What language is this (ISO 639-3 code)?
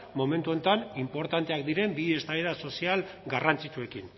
eus